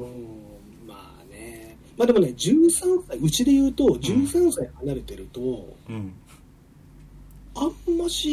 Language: Japanese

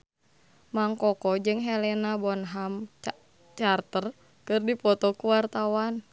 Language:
Sundanese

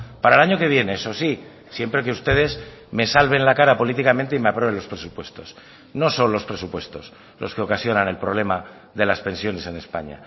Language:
Spanish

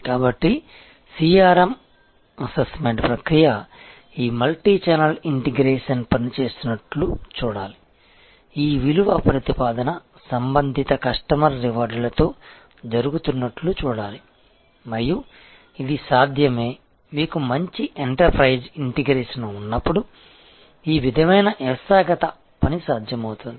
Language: Telugu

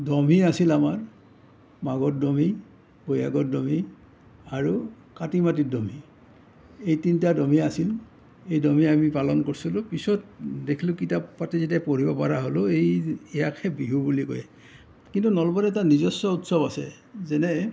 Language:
Assamese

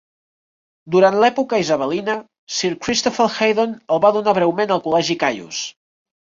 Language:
Catalan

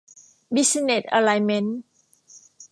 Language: Thai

